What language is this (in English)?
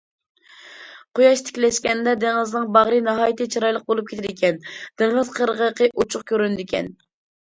Uyghur